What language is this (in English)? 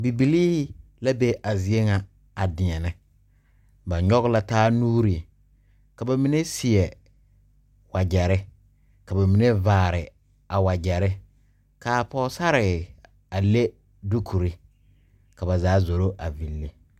Southern Dagaare